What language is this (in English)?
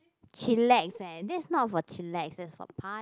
English